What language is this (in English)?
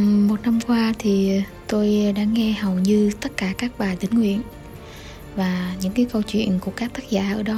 Vietnamese